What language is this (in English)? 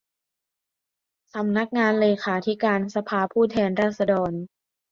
Thai